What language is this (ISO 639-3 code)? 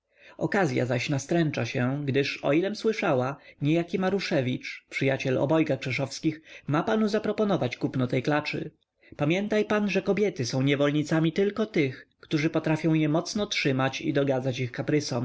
pol